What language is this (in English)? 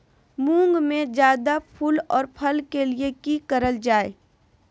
Magahi